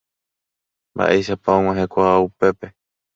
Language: Guarani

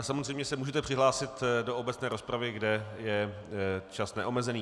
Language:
Czech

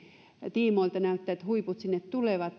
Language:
Finnish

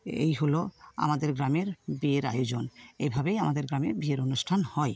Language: Bangla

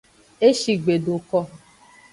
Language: Aja (Benin)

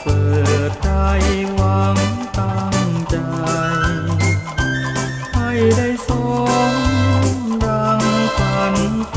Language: Thai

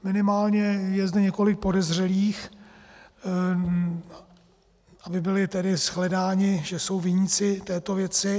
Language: Czech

